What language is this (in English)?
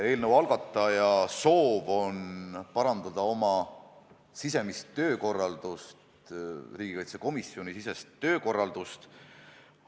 Estonian